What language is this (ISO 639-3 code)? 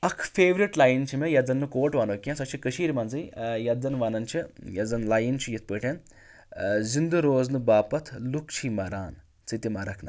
kas